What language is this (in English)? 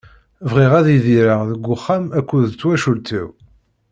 Kabyle